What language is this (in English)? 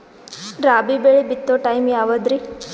Kannada